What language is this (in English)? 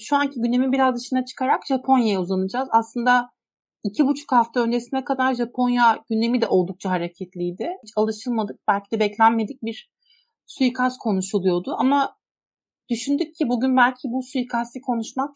Turkish